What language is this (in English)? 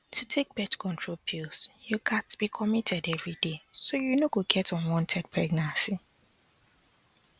Nigerian Pidgin